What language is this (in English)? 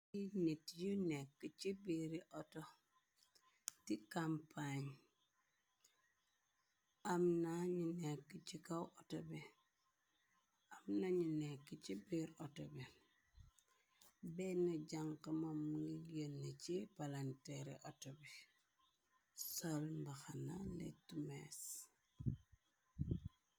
Wolof